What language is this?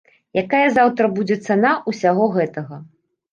Belarusian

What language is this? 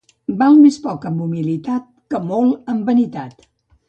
Catalan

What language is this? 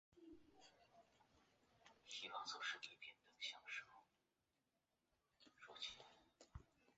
Chinese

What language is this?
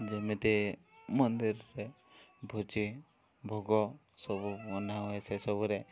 Odia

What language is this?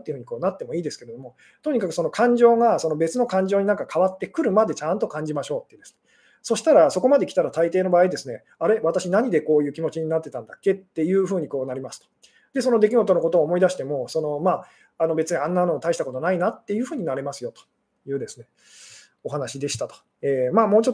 Japanese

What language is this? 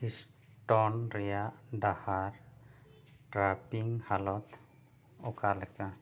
Santali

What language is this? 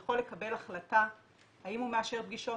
Hebrew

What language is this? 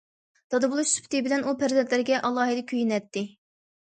Uyghur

